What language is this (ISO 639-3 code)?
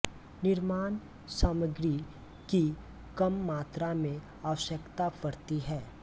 hin